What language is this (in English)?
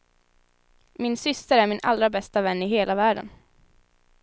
Swedish